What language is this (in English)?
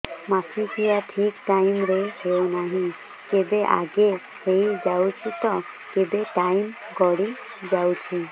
Odia